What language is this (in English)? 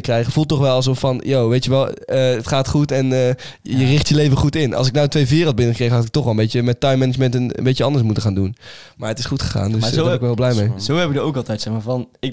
Dutch